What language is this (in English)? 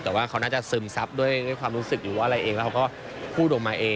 Thai